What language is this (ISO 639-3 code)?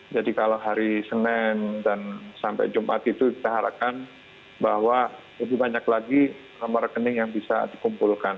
ind